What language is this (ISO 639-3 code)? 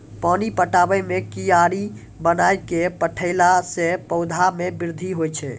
mai